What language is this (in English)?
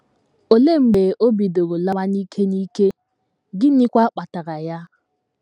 Igbo